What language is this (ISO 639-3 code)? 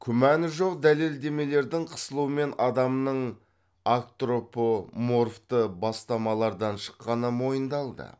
kaz